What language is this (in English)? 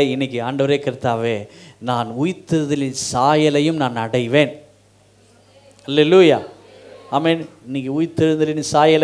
Tamil